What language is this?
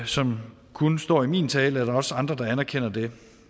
Danish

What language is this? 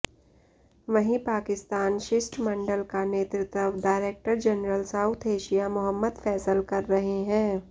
Hindi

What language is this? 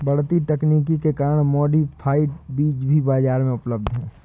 Hindi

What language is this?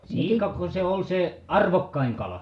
Finnish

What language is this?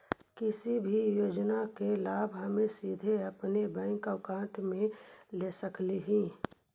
Magahi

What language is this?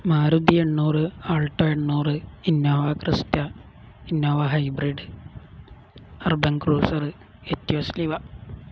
Malayalam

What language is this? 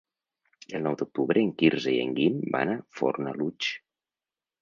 Catalan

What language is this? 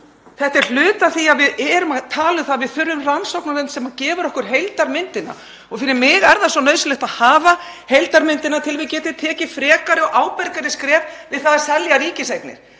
Icelandic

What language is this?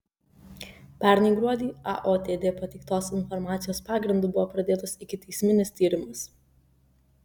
Lithuanian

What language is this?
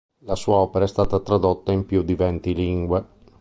Italian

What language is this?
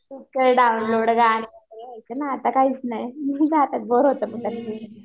Marathi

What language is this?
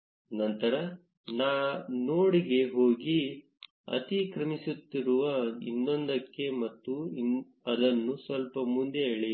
Kannada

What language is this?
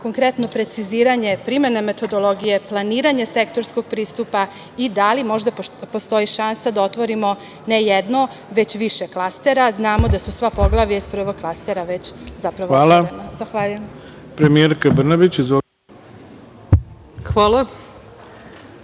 Serbian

